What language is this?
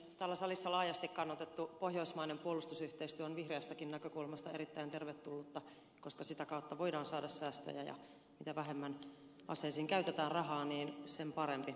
Finnish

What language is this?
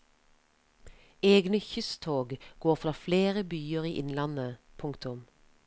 Norwegian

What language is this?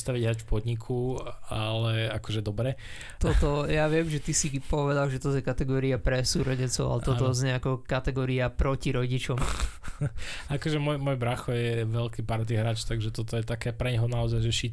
Slovak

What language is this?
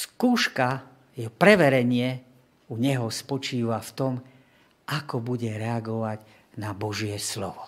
Slovak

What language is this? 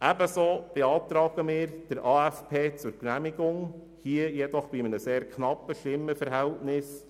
Swiss German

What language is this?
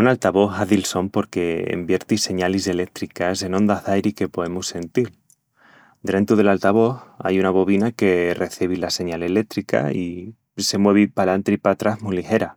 Extremaduran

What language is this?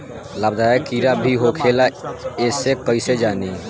Bhojpuri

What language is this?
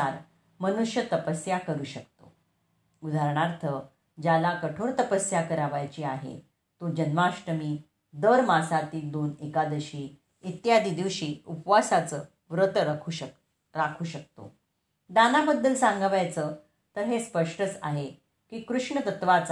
Marathi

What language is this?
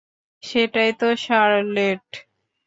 Bangla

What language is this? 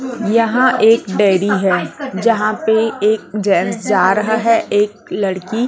Hindi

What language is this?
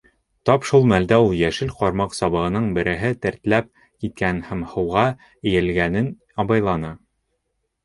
Bashkir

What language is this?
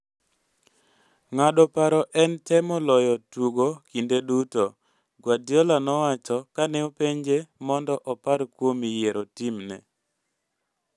Luo (Kenya and Tanzania)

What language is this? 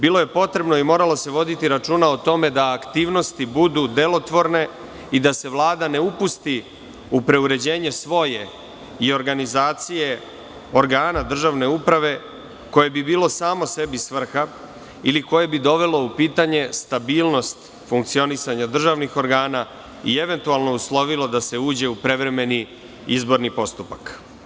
Serbian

